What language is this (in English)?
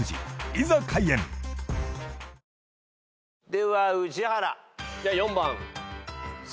Japanese